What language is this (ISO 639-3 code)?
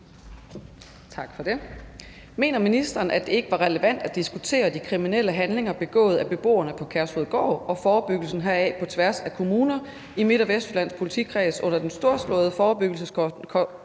dan